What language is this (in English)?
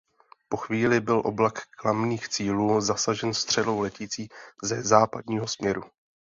Czech